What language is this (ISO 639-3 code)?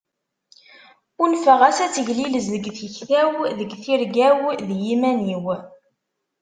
kab